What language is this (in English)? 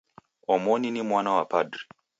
Taita